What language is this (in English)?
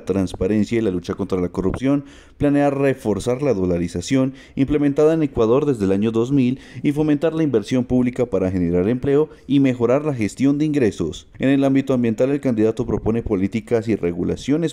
Spanish